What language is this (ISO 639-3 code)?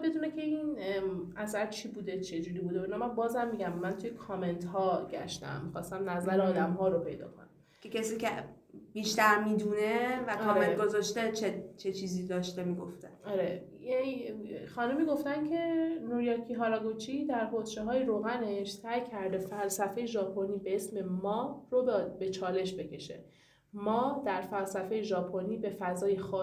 fas